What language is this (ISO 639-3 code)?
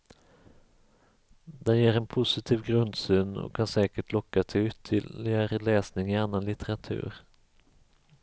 swe